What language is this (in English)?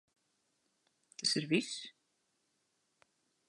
Latvian